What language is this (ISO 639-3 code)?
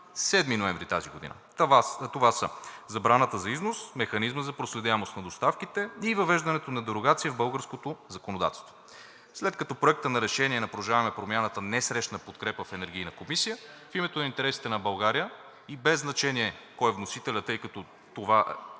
bul